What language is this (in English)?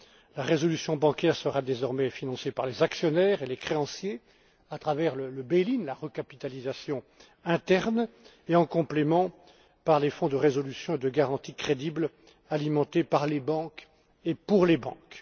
French